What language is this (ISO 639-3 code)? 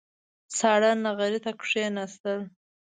pus